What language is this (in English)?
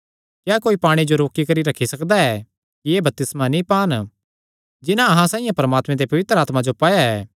Kangri